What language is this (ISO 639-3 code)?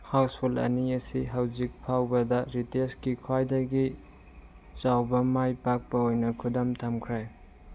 mni